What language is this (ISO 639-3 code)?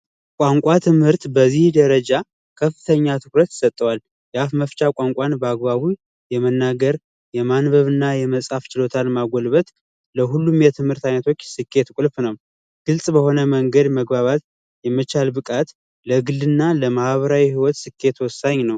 amh